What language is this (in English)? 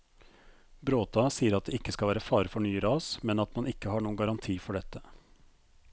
Norwegian